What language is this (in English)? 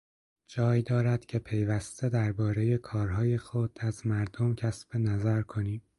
Persian